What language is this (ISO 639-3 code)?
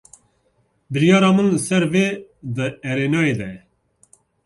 kur